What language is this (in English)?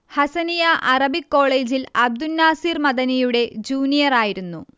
Malayalam